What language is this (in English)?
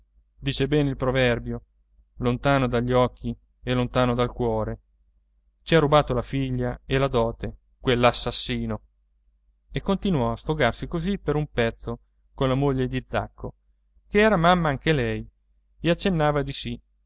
Italian